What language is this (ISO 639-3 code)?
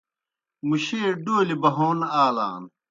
plk